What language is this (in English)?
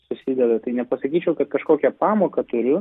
Lithuanian